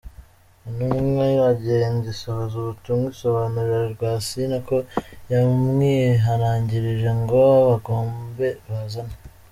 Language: Kinyarwanda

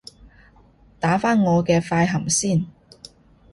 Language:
Cantonese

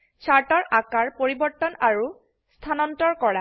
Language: Assamese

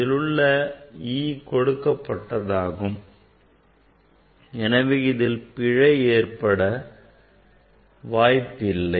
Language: Tamil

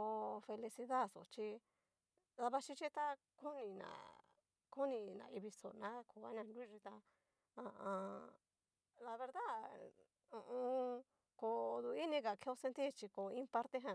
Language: Cacaloxtepec Mixtec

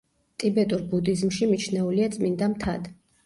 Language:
Georgian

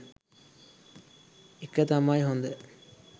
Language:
Sinhala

